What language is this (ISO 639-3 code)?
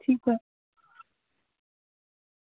doi